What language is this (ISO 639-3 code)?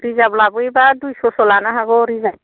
brx